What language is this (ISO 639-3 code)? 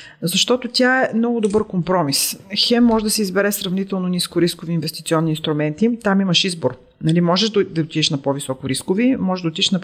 bul